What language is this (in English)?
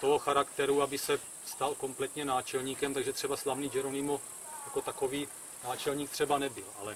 Czech